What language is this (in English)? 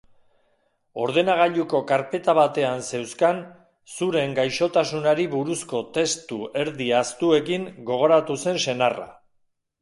Basque